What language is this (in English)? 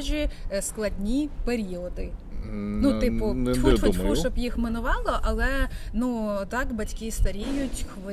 Ukrainian